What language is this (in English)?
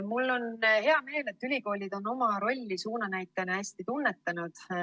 Estonian